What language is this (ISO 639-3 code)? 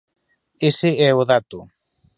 glg